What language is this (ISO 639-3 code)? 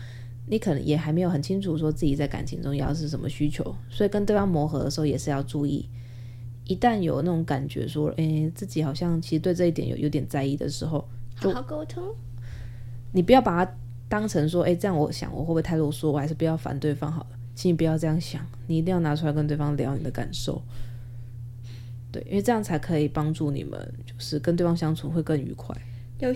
zho